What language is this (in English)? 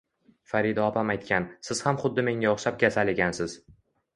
Uzbek